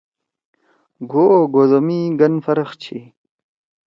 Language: Torwali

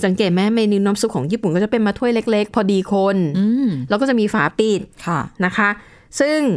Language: Thai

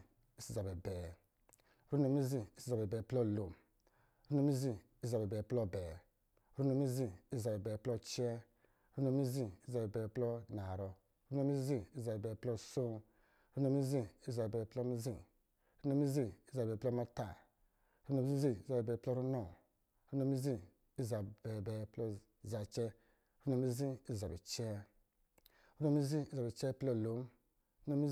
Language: Lijili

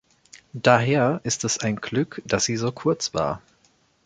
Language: German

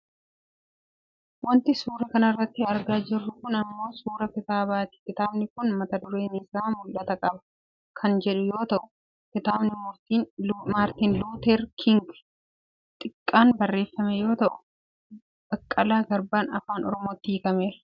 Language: Oromo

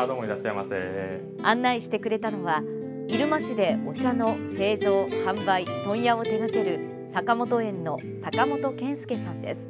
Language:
Japanese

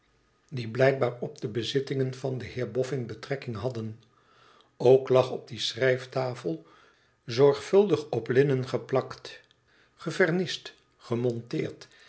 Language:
Dutch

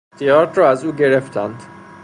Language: Persian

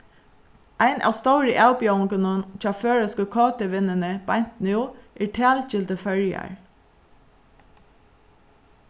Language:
Faroese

